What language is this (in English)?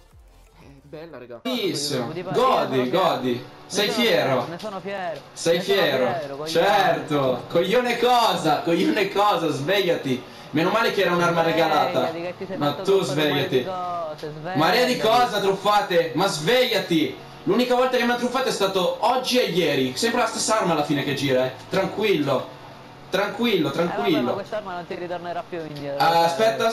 Italian